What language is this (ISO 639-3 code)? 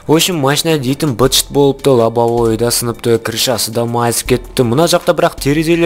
rus